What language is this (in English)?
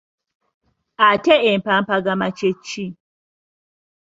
Ganda